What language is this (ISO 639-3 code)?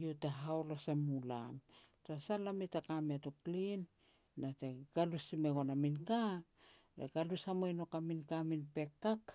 pex